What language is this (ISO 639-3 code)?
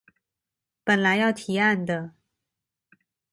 zho